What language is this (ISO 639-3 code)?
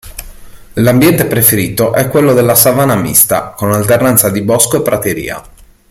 ita